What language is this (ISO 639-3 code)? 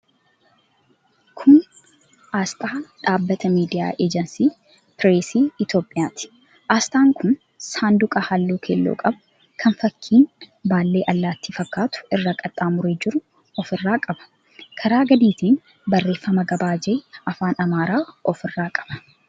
orm